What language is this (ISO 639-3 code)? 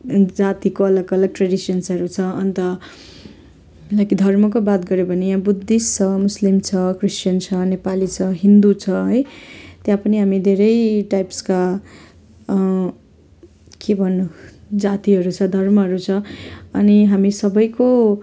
nep